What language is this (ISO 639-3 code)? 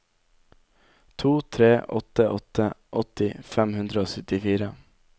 nor